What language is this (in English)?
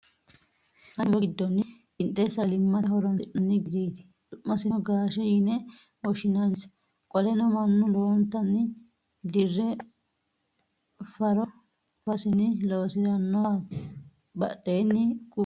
Sidamo